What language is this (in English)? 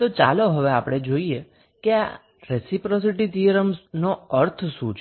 Gujarati